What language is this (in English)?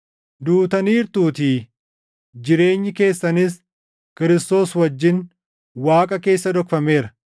Oromo